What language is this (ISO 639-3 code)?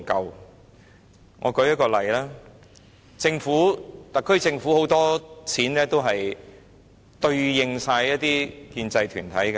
yue